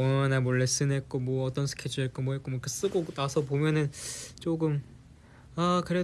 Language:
Korean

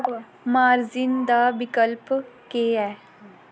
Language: Dogri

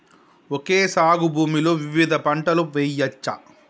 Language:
Telugu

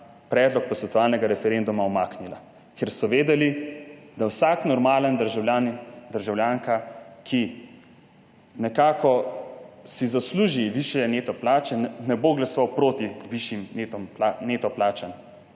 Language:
Slovenian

